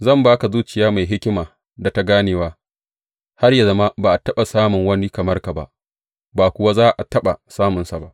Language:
Hausa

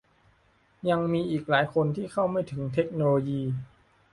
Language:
Thai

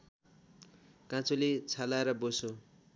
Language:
Nepali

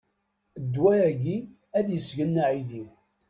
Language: Kabyle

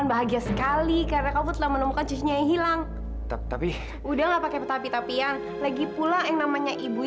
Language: Indonesian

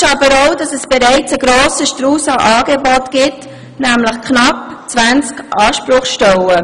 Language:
Swiss German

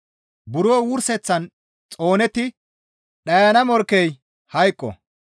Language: Gamo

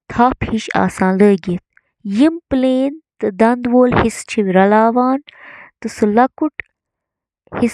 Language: Kashmiri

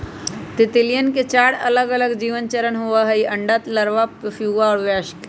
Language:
Magahi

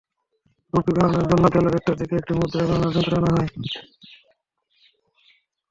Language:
Bangla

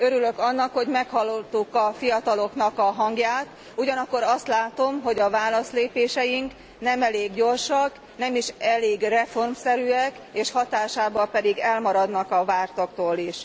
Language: Hungarian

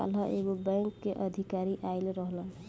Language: Bhojpuri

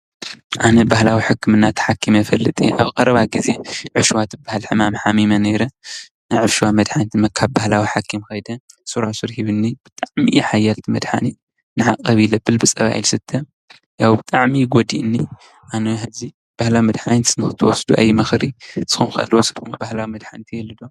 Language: Tigrinya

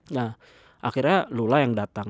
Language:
Indonesian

